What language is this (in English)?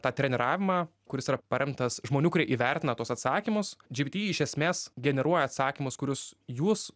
Lithuanian